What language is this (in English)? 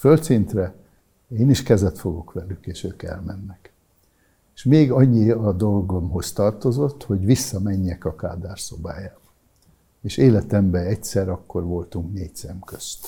Hungarian